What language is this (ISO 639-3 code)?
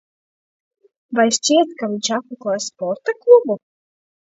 lav